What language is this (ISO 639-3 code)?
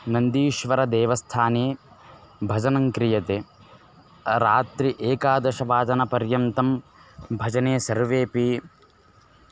san